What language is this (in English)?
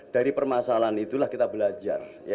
Indonesian